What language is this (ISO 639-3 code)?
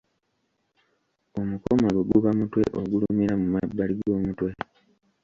lug